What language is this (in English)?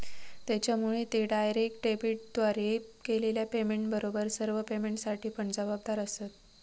Marathi